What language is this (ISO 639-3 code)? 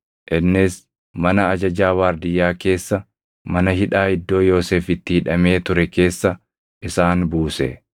orm